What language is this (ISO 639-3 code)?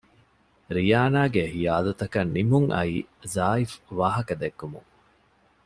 div